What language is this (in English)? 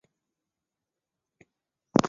Chinese